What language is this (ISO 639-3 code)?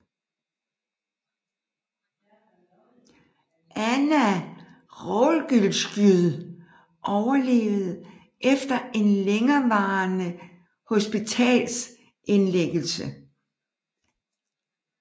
dan